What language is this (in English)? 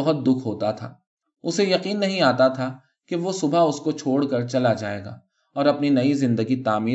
Urdu